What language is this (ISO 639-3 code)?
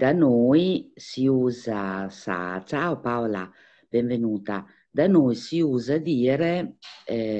ita